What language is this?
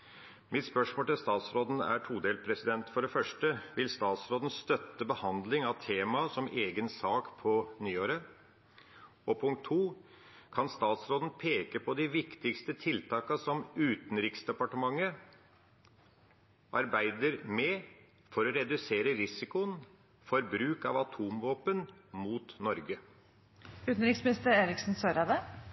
Norwegian Bokmål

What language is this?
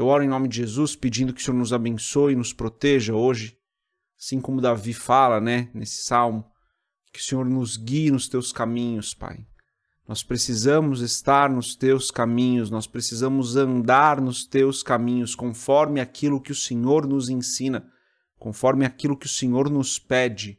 Portuguese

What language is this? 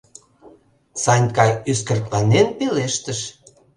Mari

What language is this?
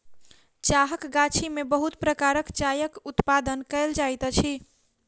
Maithili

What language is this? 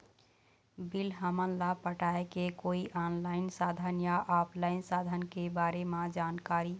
Chhattisgarhi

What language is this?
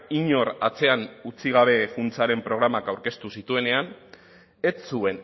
Basque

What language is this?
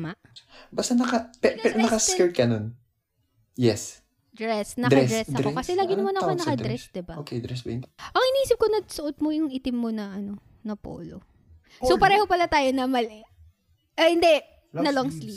Filipino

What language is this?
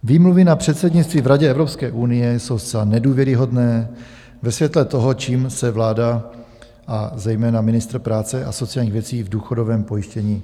Czech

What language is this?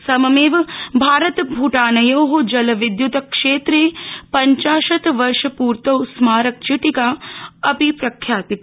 Sanskrit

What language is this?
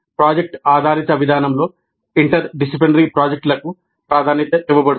Telugu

